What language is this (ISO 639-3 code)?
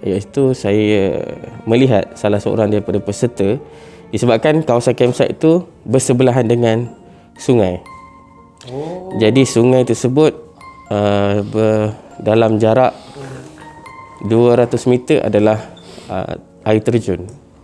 msa